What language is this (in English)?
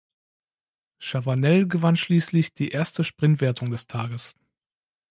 German